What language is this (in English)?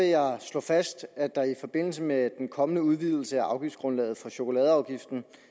Danish